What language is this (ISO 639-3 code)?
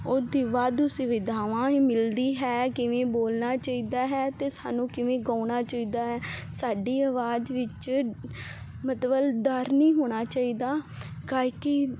pan